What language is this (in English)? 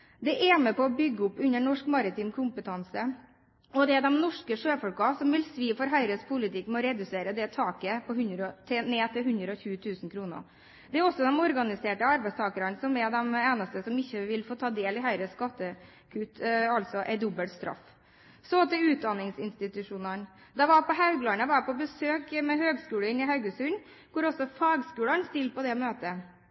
Norwegian Bokmål